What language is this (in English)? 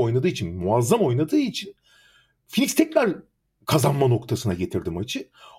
Turkish